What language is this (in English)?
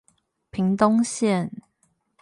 Chinese